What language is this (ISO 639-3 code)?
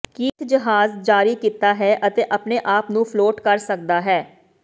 pan